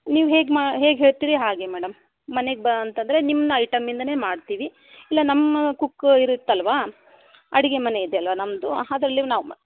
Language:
Kannada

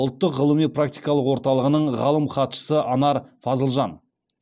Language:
Kazakh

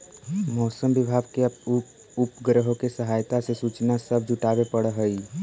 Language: Magahi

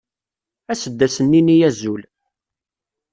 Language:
Kabyle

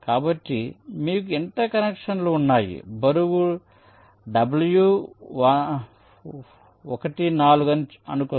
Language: Telugu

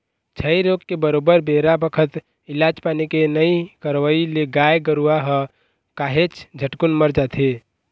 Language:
Chhattisgarhi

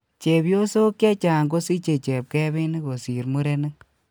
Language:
Kalenjin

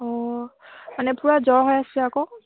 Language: Assamese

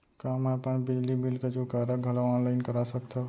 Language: Chhattisgarhi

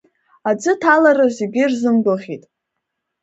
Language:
Abkhazian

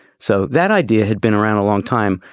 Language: English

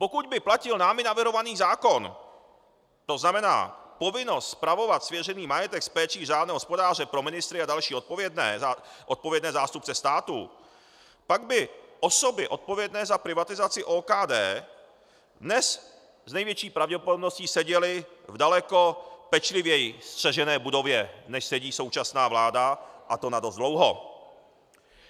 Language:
Czech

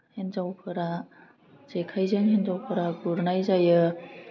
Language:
Bodo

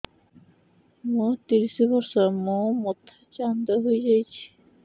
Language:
Odia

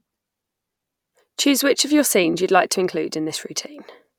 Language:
English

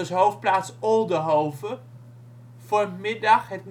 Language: Dutch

